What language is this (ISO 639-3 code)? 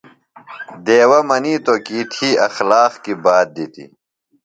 phl